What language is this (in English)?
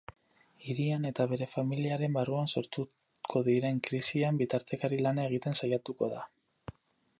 Basque